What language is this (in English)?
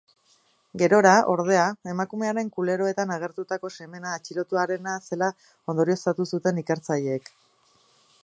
Basque